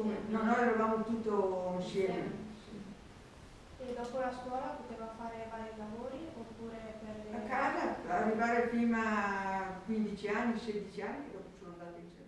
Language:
Italian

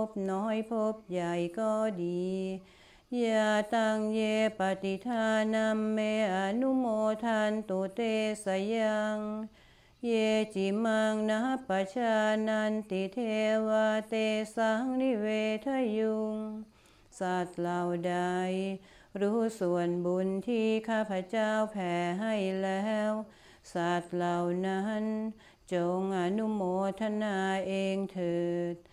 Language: Thai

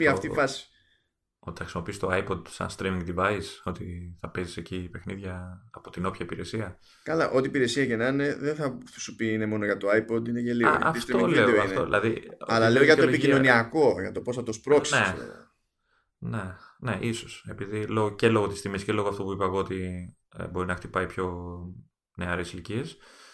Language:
Greek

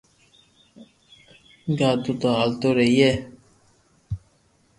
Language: Loarki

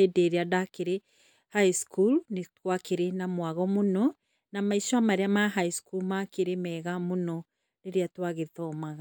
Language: Kikuyu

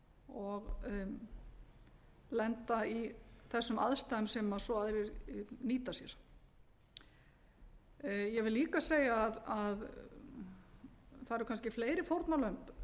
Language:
Icelandic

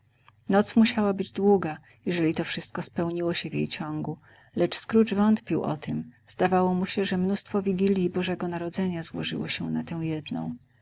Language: Polish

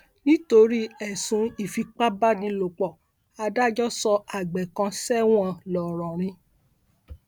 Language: Yoruba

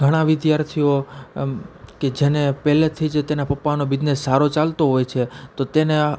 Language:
Gujarati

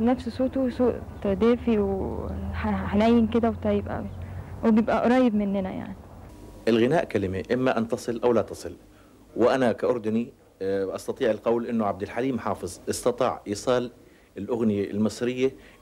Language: Arabic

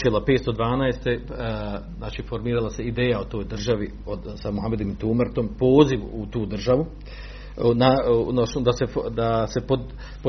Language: Croatian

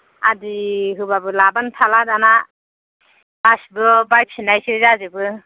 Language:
Bodo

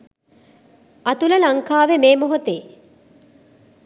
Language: Sinhala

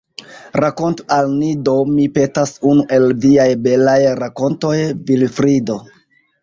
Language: Esperanto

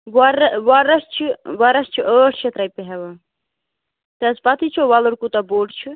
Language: Kashmiri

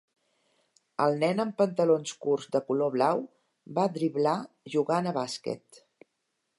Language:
Catalan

